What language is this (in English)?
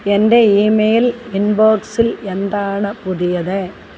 Malayalam